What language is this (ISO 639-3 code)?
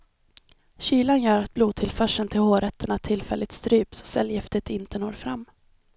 swe